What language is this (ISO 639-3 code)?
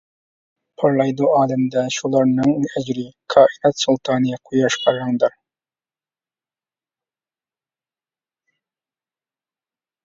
uig